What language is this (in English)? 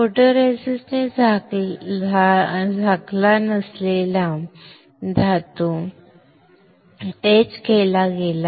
Marathi